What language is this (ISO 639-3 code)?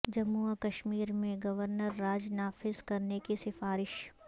urd